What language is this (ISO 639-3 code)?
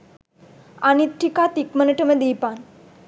sin